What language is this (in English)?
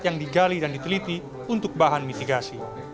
Indonesian